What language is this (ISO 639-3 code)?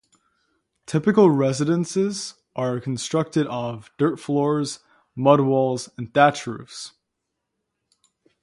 eng